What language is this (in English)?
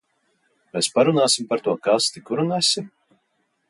Latvian